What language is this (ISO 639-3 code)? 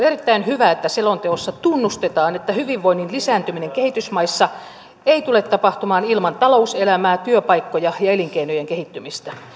fin